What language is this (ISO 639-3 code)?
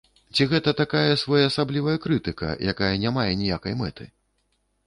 bel